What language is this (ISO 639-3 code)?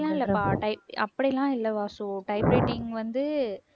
tam